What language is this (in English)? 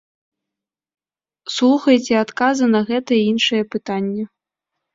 Belarusian